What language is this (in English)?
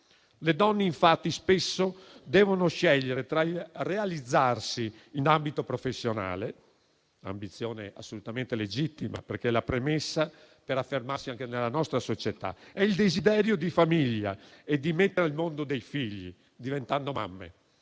Italian